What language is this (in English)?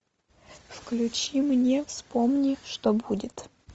Russian